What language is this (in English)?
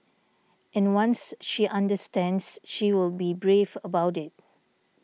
English